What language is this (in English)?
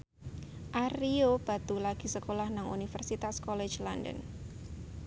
Javanese